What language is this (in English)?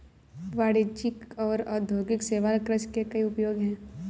Hindi